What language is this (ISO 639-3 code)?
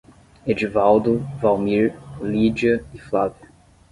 por